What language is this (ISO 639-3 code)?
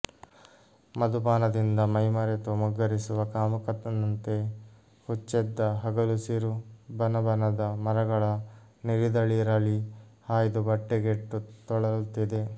kan